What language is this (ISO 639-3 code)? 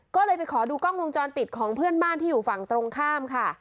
tha